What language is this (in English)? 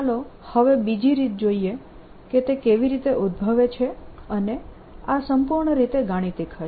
Gujarati